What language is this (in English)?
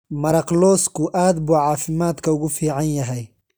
Somali